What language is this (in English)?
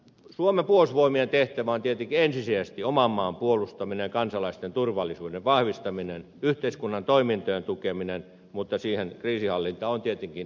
Finnish